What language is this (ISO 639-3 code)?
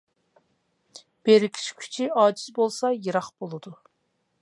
uig